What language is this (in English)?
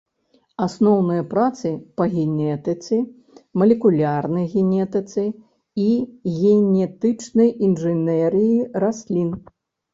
Belarusian